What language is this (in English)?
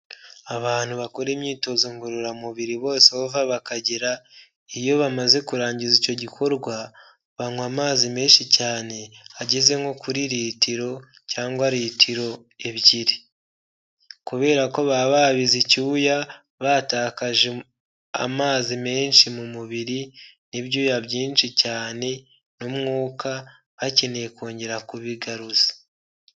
Kinyarwanda